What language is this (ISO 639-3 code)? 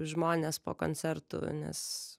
lit